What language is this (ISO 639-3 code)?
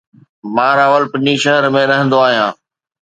snd